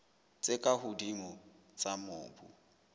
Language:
Southern Sotho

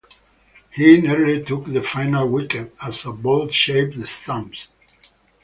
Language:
English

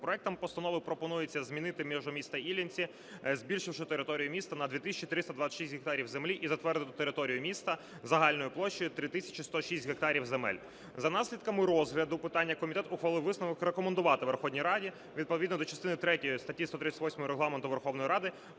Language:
Ukrainian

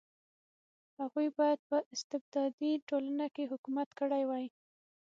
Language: Pashto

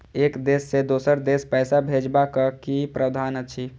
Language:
Maithili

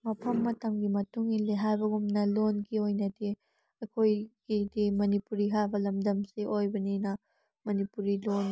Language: Manipuri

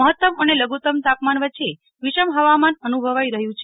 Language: Gujarati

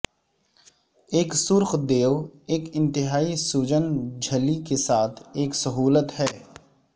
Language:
Urdu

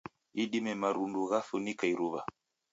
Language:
Taita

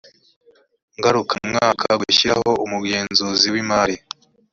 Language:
Kinyarwanda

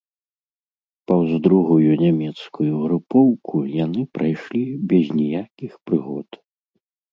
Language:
Belarusian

